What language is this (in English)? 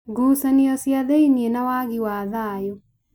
Kikuyu